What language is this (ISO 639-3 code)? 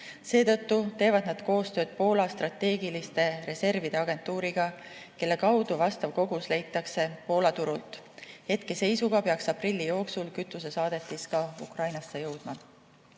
est